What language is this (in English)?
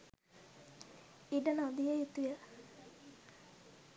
Sinhala